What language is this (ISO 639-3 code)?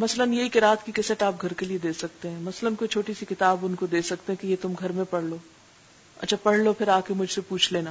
urd